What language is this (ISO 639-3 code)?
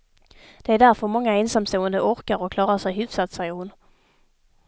swe